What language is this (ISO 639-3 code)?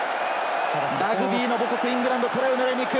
jpn